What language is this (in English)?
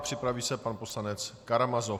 Czech